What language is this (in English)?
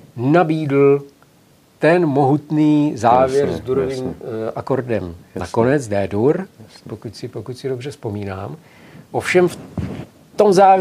Czech